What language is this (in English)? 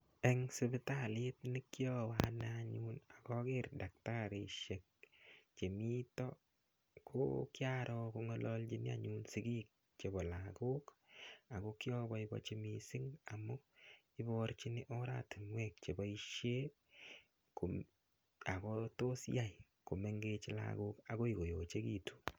Kalenjin